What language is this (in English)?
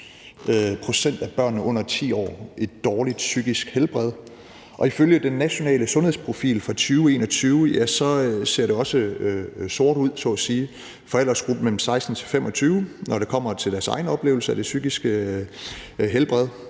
Danish